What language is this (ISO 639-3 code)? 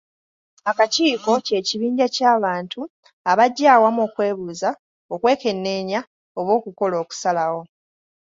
lug